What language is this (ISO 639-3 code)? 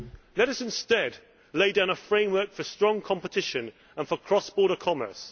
eng